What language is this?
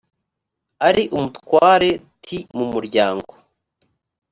Kinyarwanda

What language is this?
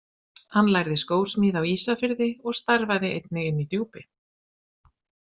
Icelandic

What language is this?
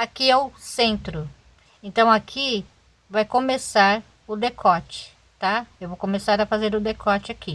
Portuguese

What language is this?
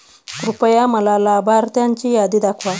Marathi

